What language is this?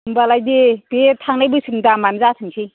Bodo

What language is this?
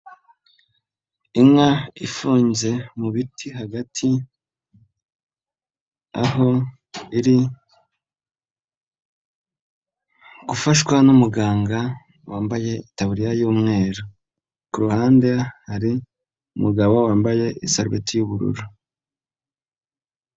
Kinyarwanda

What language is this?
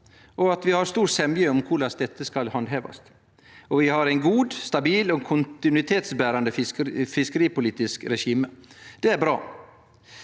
Norwegian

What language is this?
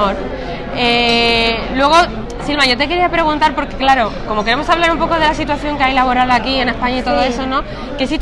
Spanish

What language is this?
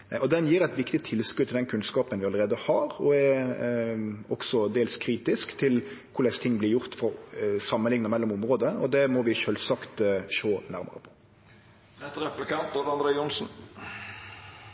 Norwegian Nynorsk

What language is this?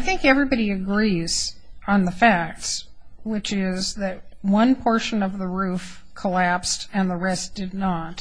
English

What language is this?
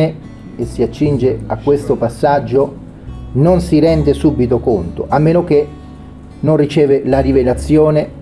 Italian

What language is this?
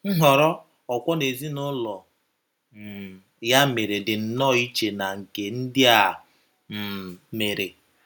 Igbo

